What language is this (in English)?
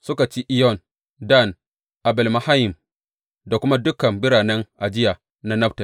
Hausa